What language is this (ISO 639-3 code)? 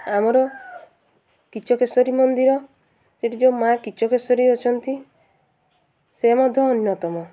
ori